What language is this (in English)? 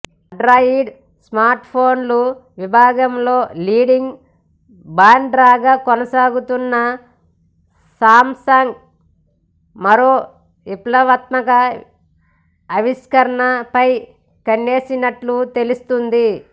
Telugu